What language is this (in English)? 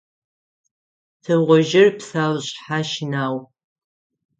Adyghe